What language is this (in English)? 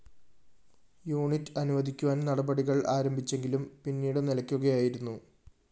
Malayalam